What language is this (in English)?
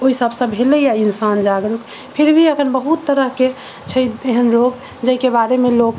Maithili